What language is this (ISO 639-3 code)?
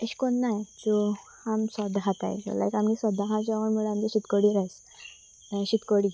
kok